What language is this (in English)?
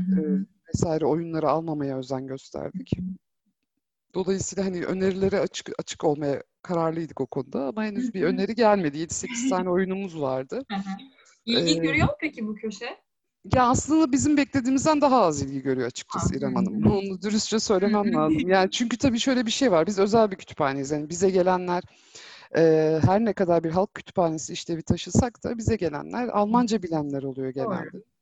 Turkish